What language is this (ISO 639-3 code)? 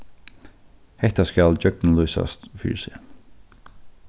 fao